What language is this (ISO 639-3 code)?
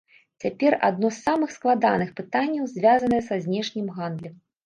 bel